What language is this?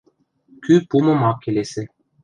Western Mari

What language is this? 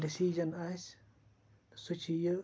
Kashmiri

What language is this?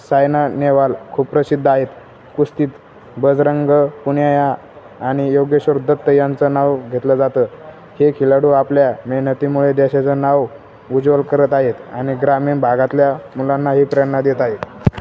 Marathi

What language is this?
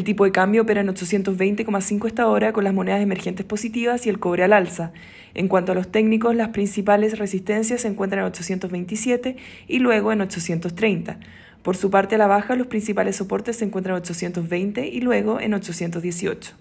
Spanish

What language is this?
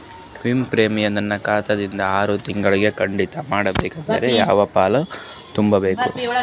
Kannada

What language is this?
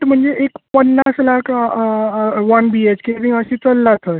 Konkani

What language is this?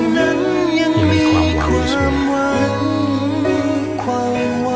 Thai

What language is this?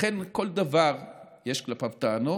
Hebrew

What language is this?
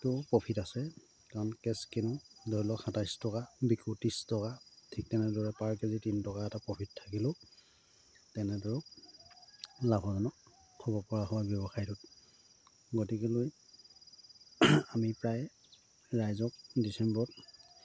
Assamese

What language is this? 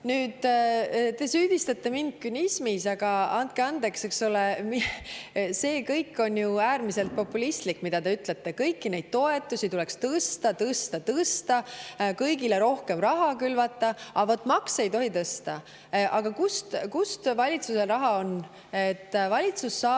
Estonian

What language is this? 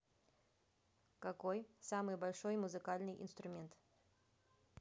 Russian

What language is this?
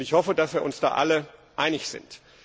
German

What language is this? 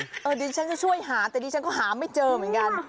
Thai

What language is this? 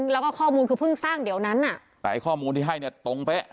Thai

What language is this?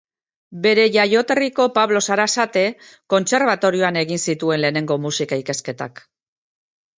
Basque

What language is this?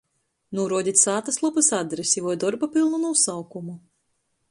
Latgalian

